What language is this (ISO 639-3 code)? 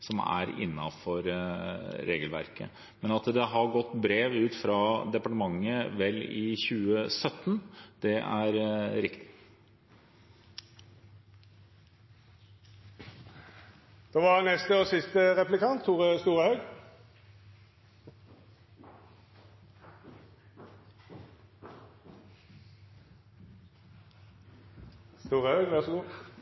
nor